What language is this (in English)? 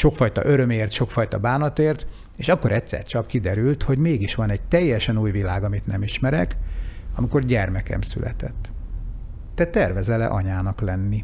Hungarian